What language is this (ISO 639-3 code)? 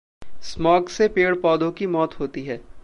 hin